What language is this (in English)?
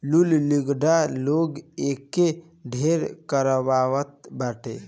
Bhojpuri